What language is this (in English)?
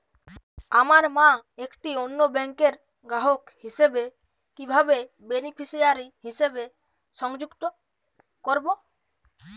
Bangla